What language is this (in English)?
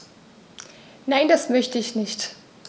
German